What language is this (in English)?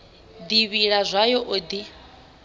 Venda